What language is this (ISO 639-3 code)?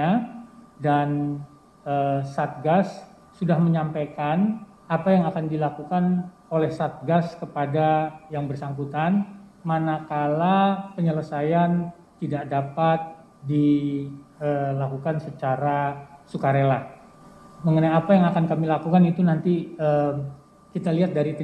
ind